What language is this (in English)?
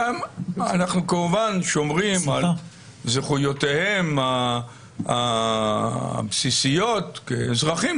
Hebrew